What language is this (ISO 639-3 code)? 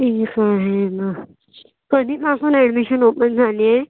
mar